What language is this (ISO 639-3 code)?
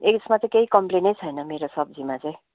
nep